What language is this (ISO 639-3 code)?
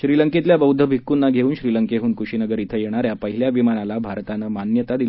mar